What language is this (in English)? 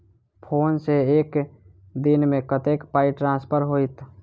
Maithili